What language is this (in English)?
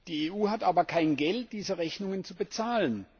German